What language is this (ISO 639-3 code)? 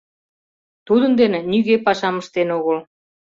chm